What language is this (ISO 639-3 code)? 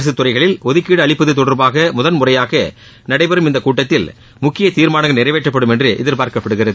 tam